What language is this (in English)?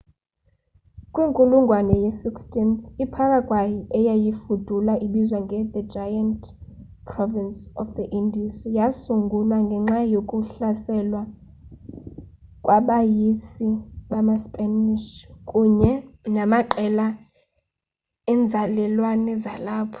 Xhosa